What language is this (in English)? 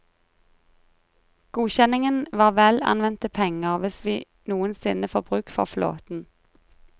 Norwegian